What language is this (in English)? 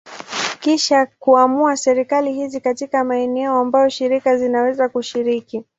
Swahili